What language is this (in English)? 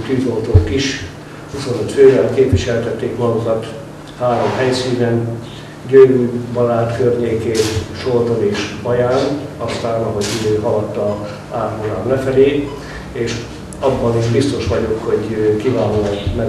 Hungarian